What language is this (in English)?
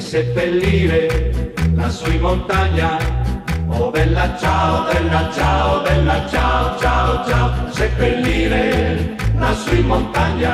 Italian